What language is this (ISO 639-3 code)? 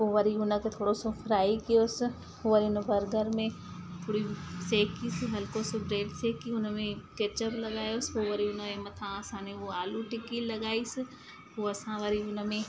snd